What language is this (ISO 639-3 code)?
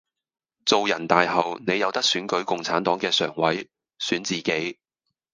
yue